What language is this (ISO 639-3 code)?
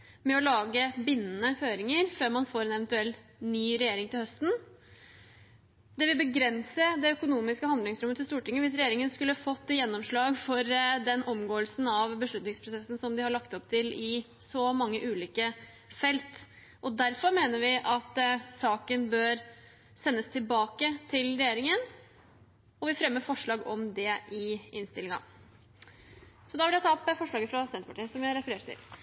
nor